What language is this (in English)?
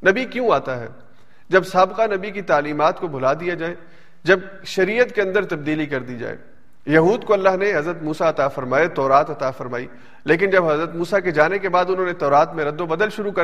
Urdu